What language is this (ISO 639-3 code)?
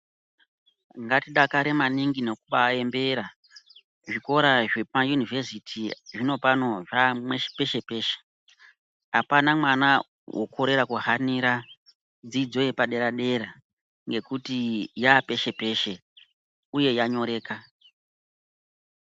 ndc